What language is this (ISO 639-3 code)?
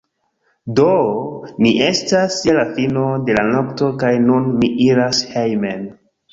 epo